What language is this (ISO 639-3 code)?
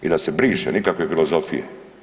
hrv